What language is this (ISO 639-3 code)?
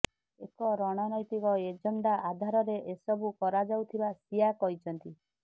ori